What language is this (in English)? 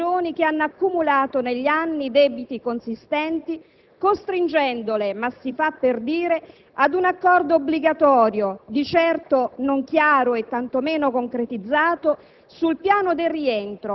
Italian